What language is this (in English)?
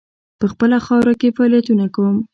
Pashto